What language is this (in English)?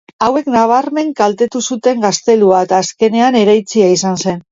Basque